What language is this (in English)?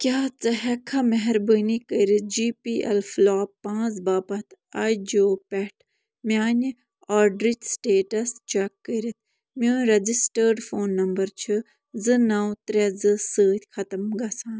Kashmiri